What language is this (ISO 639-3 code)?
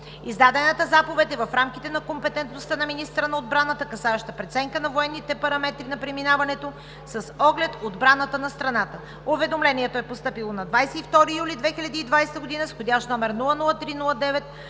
bul